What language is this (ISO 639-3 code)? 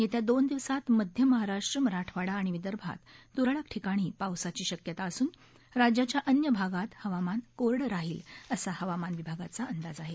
mar